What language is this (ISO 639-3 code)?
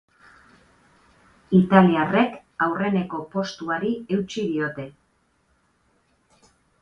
eus